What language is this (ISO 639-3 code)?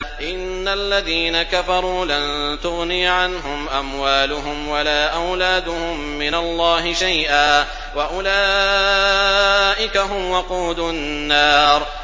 ara